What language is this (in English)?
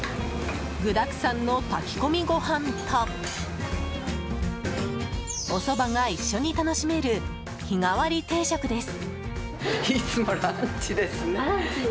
Japanese